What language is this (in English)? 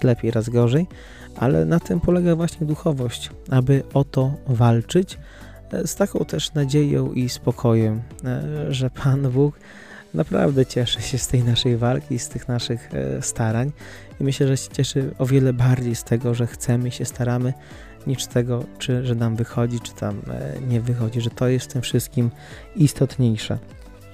Polish